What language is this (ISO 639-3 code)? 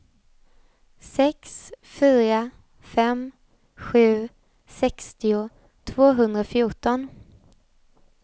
swe